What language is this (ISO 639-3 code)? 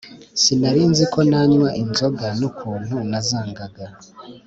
kin